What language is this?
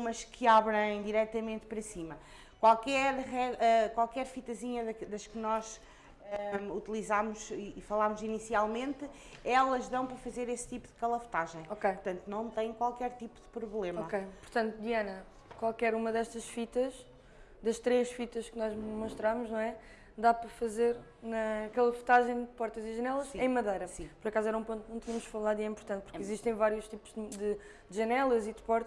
Portuguese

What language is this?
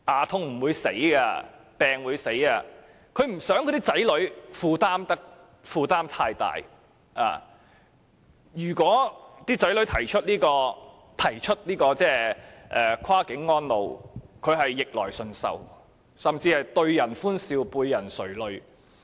Cantonese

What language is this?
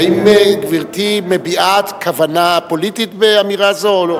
Hebrew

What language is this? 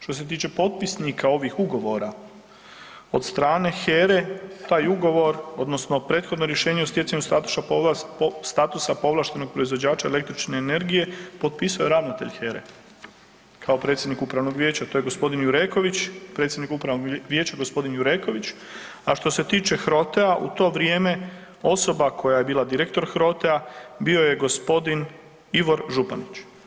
Croatian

